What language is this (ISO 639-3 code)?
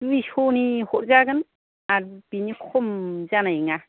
brx